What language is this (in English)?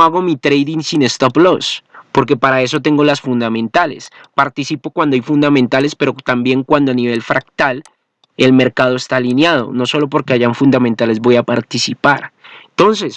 Spanish